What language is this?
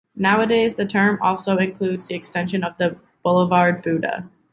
English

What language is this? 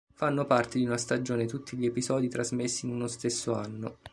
Italian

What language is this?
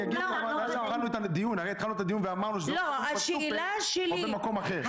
Hebrew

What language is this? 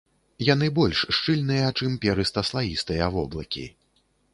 Belarusian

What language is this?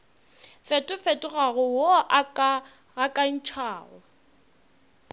Northern Sotho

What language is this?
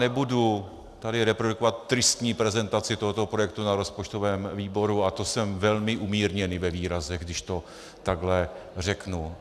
Czech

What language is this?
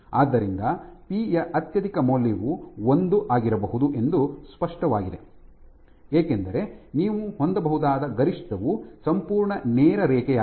Kannada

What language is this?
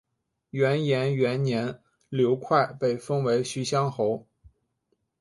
Chinese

